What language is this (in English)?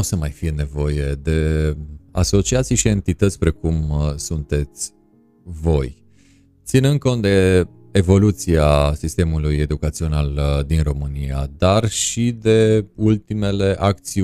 Romanian